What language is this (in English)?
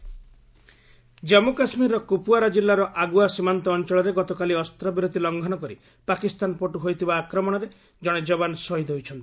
Odia